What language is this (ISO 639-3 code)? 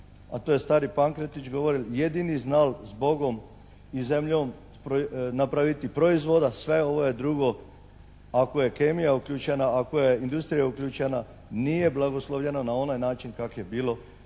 hrv